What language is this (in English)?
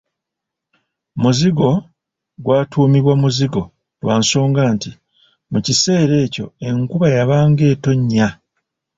Ganda